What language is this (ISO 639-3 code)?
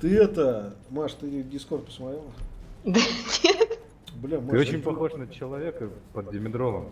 rus